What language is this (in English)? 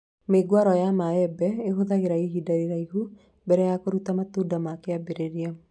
Kikuyu